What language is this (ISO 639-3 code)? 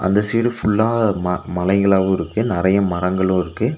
tam